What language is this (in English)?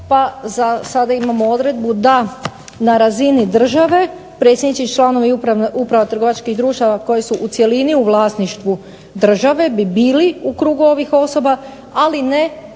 Croatian